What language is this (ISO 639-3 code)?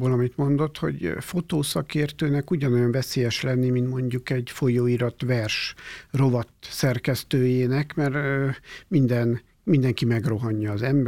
hun